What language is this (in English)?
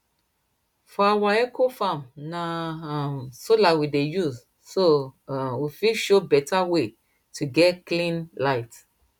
Nigerian Pidgin